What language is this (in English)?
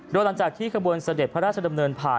Thai